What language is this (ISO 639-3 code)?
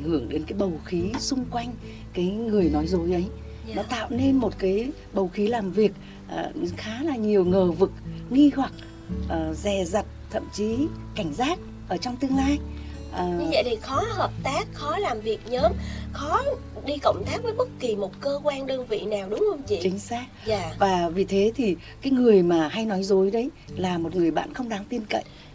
vie